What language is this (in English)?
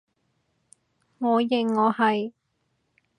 Cantonese